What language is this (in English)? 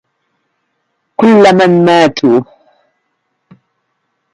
Arabic